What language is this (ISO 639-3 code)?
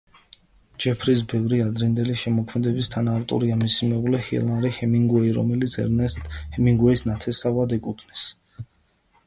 kat